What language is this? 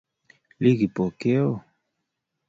Kalenjin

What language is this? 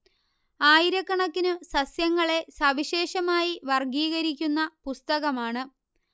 Malayalam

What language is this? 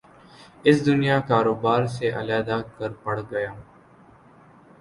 Urdu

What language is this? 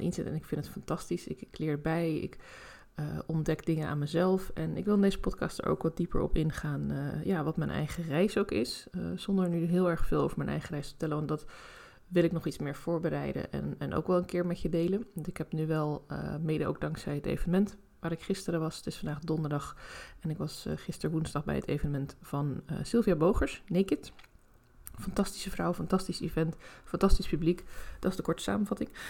Dutch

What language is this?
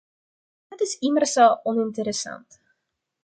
Dutch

